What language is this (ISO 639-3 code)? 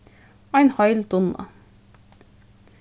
fao